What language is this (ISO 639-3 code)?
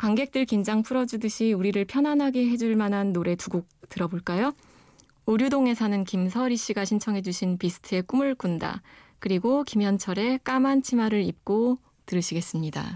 kor